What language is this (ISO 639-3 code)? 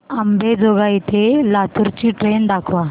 mar